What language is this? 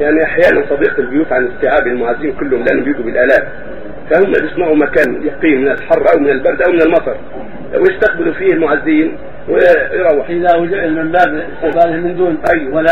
Arabic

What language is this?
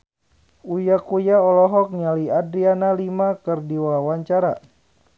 Sundanese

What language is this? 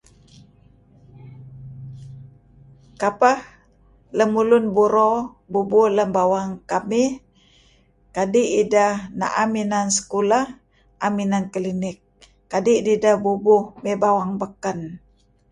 Kelabit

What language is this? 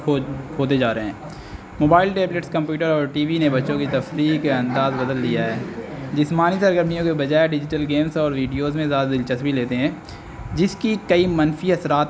Urdu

